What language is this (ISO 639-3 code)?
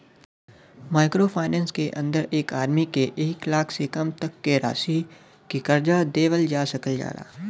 bho